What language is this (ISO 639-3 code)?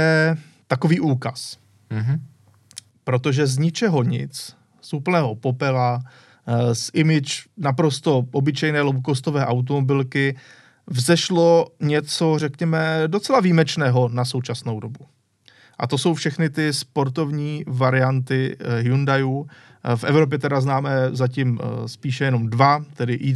ces